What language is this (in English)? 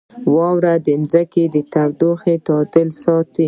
Pashto